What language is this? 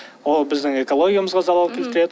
Kazakh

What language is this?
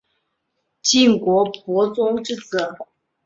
Chinese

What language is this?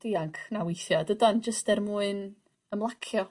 Welsh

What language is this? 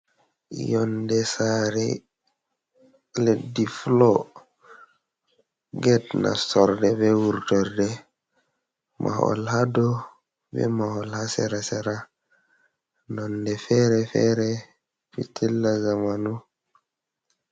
Fula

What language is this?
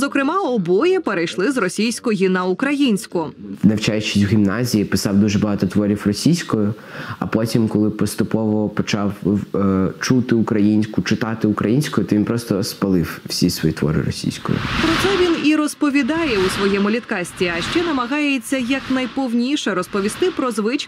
Ukrainian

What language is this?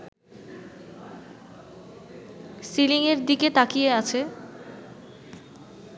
Bangla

